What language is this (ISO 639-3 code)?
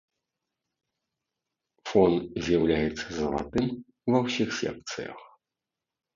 bel